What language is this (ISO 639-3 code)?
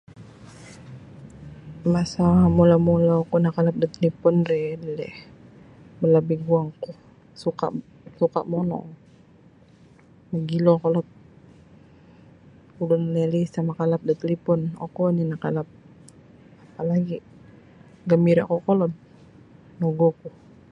bsy